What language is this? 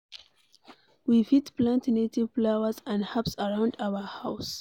Nigerian Pidgin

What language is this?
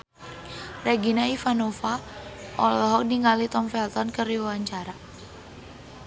Sundanese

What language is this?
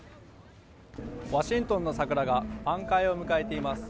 Japanese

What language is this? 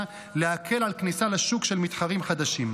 Hebrew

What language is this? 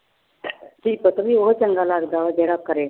Punjabi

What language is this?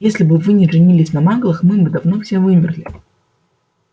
Russian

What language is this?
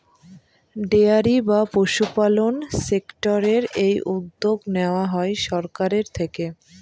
Bangla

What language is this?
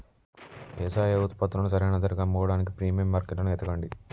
Telugu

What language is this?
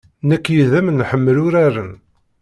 Kabyle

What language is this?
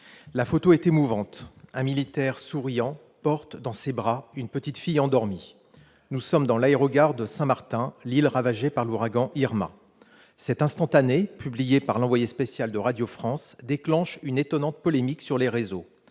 French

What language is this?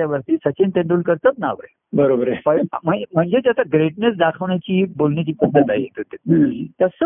Marathi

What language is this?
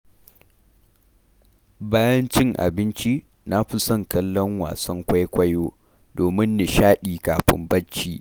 Hausa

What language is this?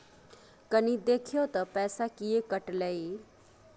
Maithili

